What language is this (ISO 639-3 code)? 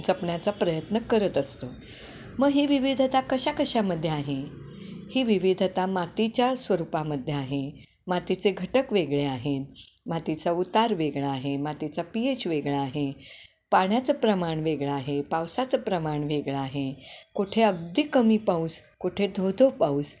mar